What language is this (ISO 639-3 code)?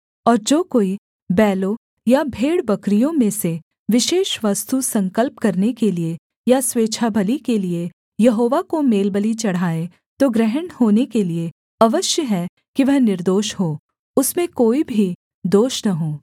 hin